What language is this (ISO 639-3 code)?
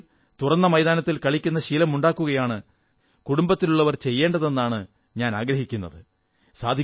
mal